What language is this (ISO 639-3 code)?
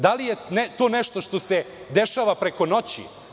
srp